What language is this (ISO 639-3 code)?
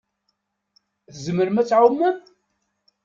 kab